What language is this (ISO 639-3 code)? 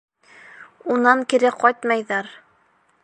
bak